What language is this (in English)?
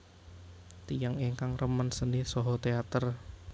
Javanese